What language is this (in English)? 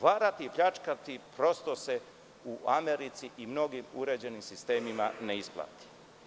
Serbian